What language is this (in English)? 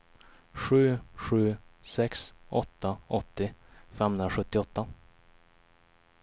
Swedish